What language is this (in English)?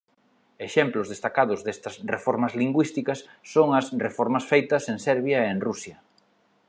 Galician